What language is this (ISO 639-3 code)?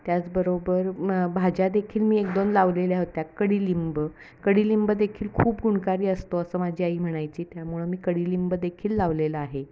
mar